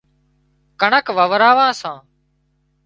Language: Wadiyara Koli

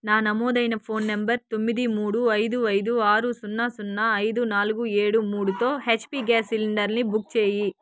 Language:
Telugu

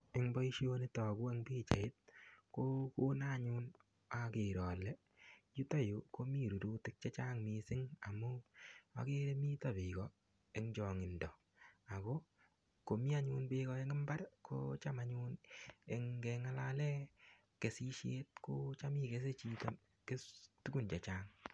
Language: Kalenjin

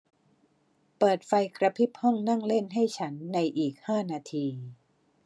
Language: Thai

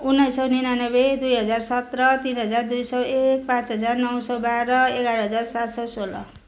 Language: Nepali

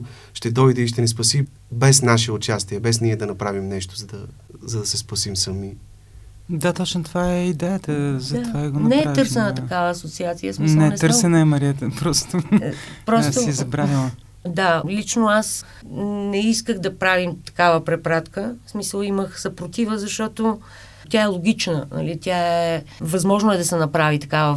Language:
Bulgarian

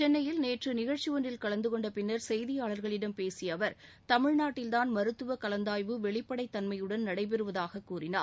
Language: Tamil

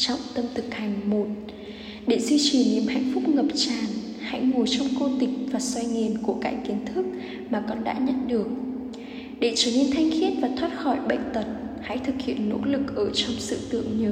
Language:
Vietnamese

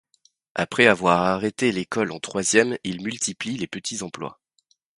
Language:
French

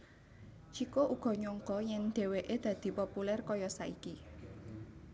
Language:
Javanese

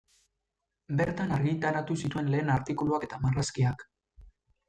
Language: Basque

